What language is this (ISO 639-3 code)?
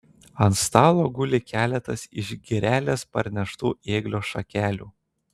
lit